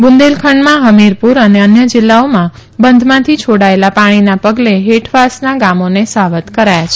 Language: Gujarati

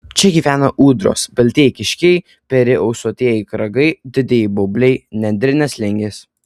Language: Lithuanian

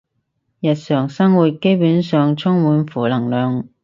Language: Cantonese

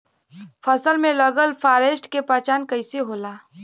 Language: Bhojpuri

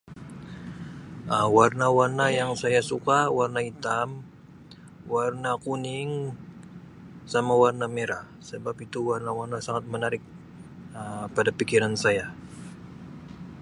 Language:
Sabah Malay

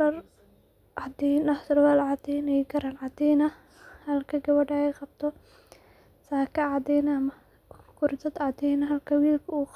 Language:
Somali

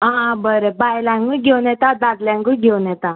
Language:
Konkani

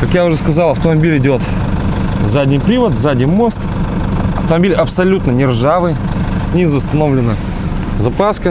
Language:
Russian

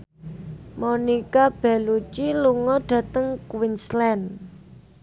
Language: Javanese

